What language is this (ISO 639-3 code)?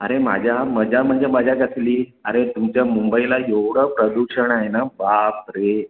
mar